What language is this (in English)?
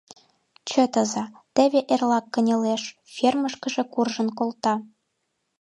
Mari